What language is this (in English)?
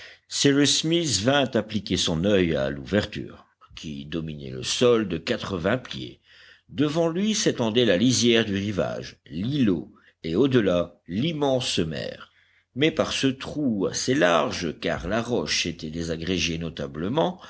French